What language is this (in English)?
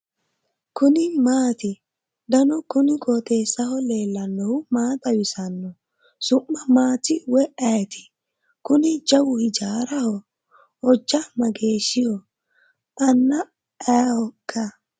Sidamo